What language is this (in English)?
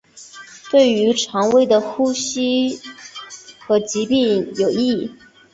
Chinese